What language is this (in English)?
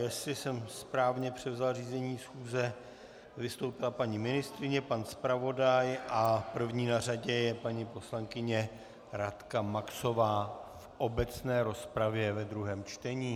Czech